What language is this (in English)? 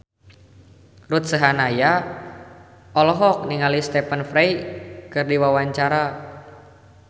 Sundanese